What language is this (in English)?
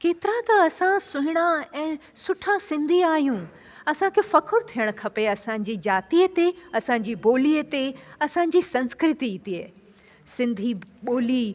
Sindhi